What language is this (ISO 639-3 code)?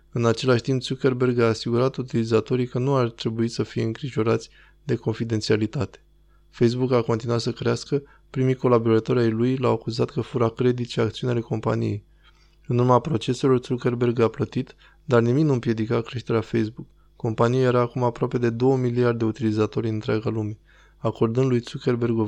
ron